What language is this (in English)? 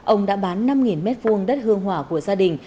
Vietnamese